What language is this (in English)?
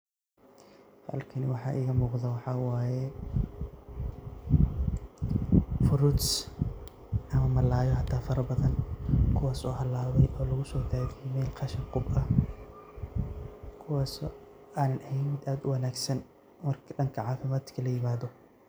Somali